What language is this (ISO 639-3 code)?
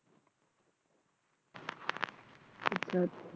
pan